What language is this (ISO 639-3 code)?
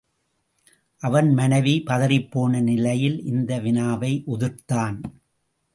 tam